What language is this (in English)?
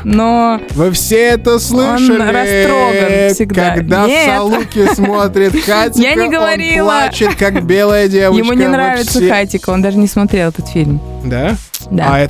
Russian